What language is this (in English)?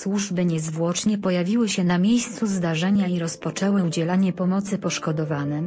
Polish